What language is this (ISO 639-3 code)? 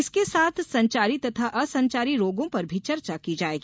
hin